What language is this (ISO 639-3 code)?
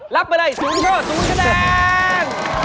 tha